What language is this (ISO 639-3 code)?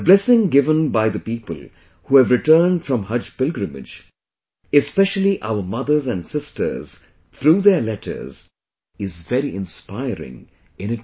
eng